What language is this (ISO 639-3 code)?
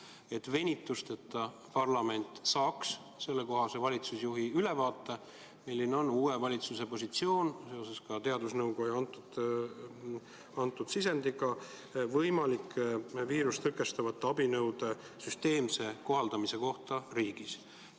est